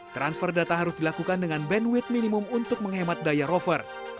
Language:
Indonesian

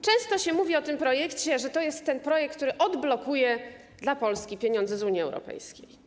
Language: Polish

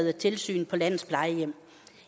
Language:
Danish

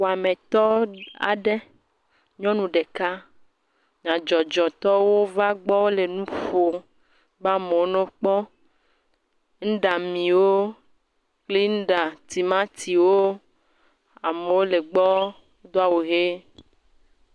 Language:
Ewe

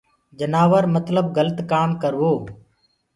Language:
Gurgula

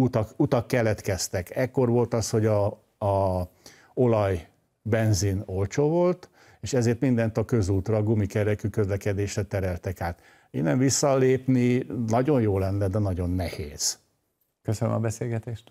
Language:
Hungarian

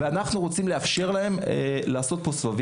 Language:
Hebrew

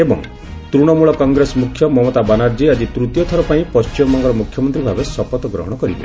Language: Odia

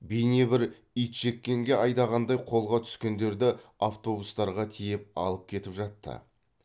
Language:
Kazakh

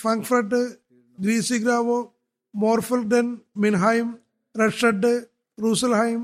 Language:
Malayalam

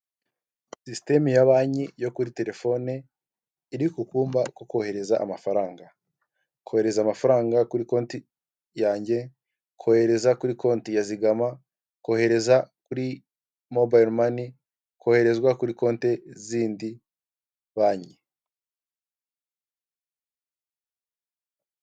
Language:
Kinyarwanda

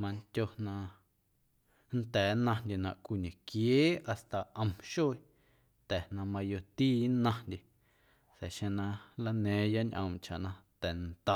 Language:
Guerrero Amuzgo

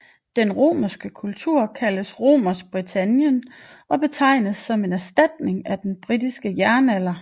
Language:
Danish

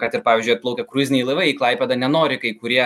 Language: Lithuanian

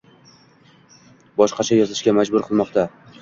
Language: Uzbek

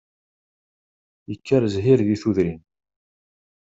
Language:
Kabyle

